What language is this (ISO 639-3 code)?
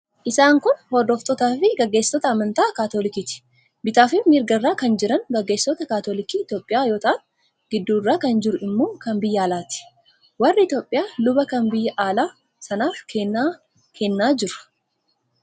orm